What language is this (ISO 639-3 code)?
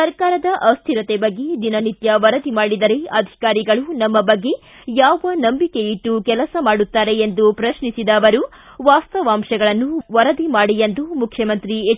kan